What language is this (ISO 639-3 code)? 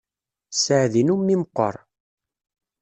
kab